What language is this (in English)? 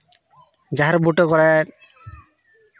Santali